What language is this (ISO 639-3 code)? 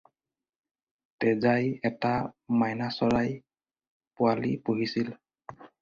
asm